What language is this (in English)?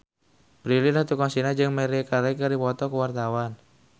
Sundanese